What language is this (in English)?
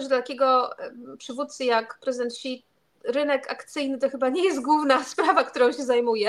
Polish